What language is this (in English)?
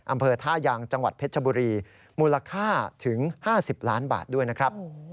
Thai